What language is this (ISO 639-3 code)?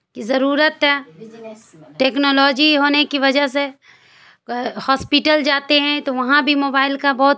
urd